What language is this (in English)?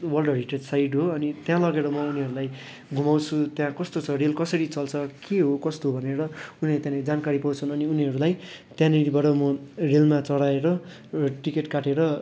Nepali